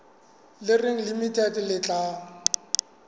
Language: Southern Sotho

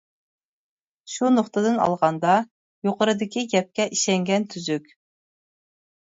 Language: Uyghur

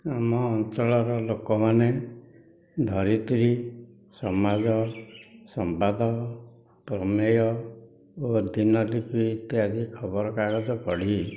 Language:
Odia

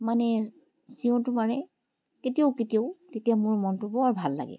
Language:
Assamese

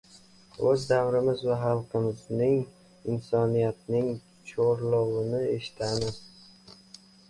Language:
Uzbek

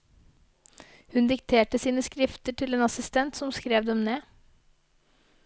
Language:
Norwegian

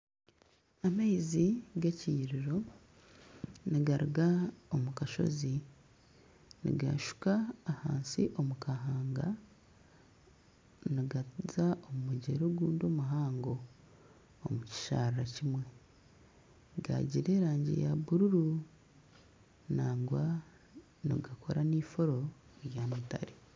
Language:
Nyankole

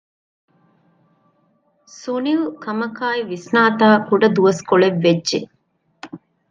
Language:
Divehi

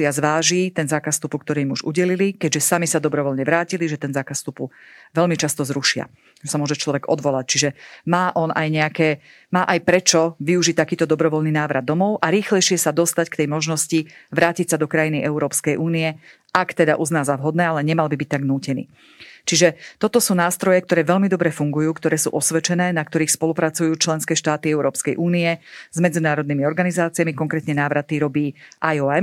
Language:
Slovak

